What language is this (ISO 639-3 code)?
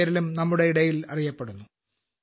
mal